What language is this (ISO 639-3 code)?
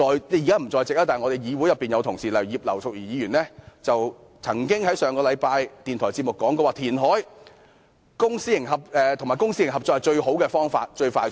yue